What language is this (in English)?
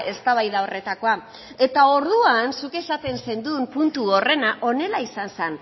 Basque